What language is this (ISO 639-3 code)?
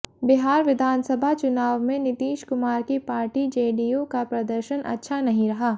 hin